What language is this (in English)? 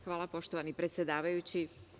Serbian